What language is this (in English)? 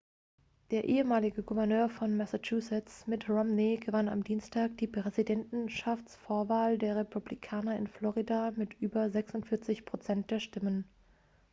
German